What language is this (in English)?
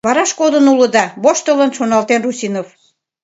Mari